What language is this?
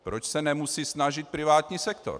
Czech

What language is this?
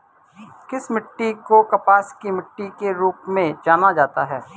Hindi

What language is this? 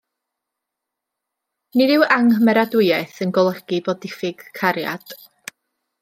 Welsh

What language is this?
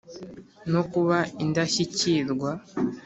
Kinyarwanda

